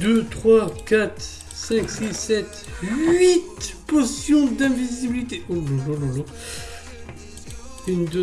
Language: French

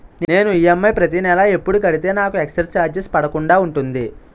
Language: Telugu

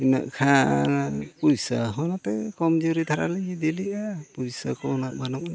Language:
Santali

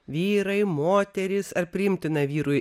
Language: Lithuanian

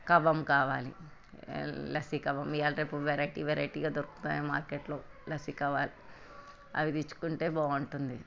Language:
Telugu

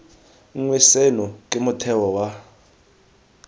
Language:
Tswana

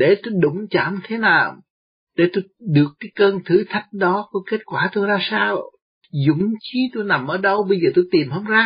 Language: Vietnamese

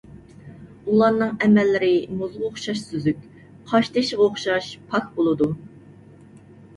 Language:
Uyghur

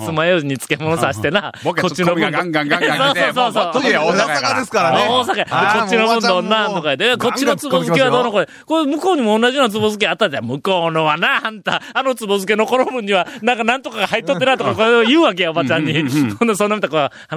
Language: Japanese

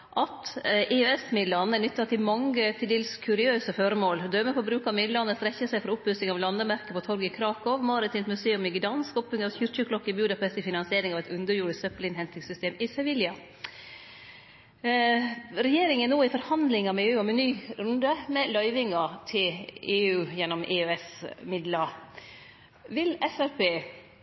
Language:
Norwegian Nynorsk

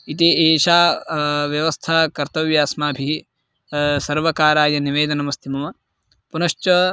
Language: Sanskrit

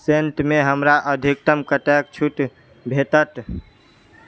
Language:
Maithili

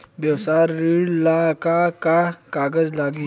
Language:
Bhojpuri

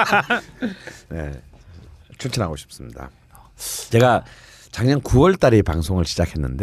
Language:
Korean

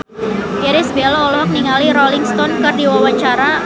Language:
Sundanese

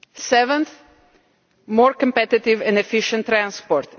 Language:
English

